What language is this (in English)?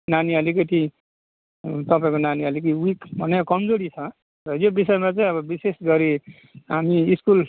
Nepali